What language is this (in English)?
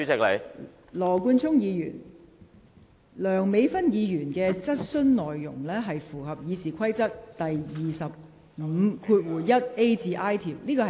Cantonese